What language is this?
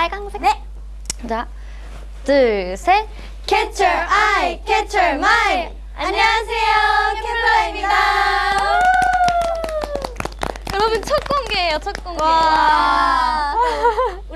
Korean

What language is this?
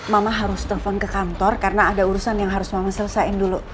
Indonesian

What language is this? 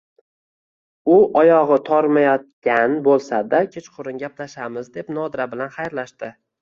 Uzbek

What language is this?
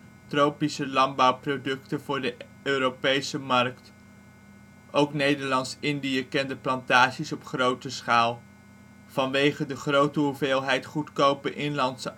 Dutch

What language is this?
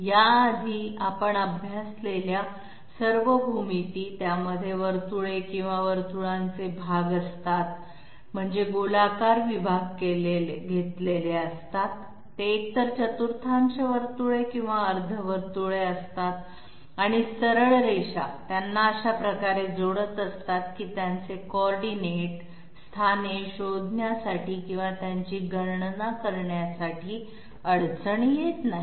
Marathi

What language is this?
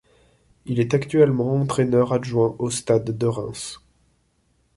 French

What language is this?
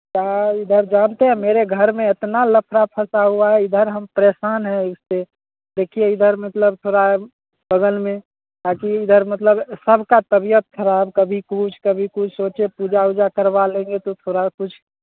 Hindi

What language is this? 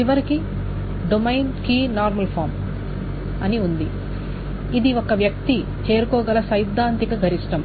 Telugu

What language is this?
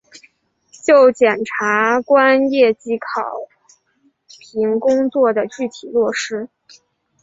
Chinese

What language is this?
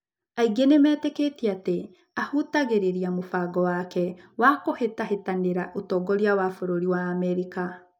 Kikuyu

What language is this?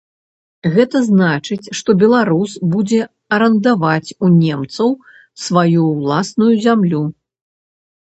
Belarusian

